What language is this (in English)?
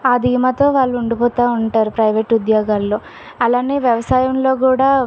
Telugu